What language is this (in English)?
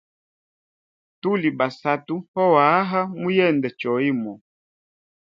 Hemba